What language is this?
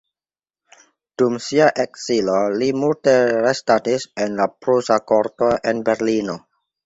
Esperanto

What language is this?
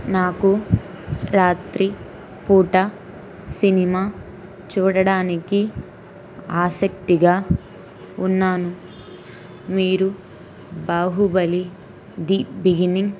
Telugu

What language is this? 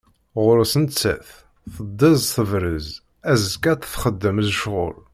Kabyle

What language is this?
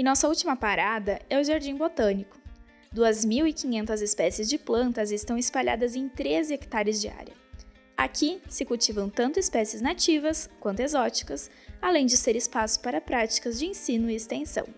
Portuguese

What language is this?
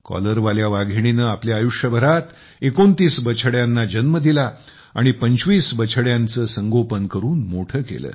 Marathi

